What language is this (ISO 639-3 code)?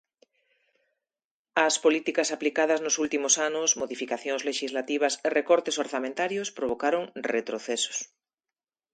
glg